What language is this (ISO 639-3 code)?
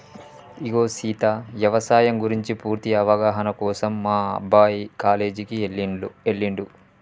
tel